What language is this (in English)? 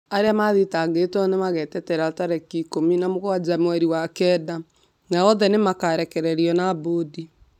Kikuyu